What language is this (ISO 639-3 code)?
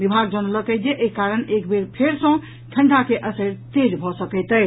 mai